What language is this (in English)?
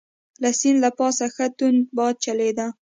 Pashto